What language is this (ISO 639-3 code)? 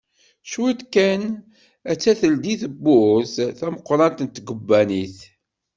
kab